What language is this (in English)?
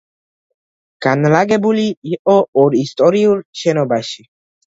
Georgian